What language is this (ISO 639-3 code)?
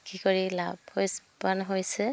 asm